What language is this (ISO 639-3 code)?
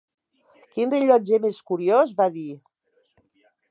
cat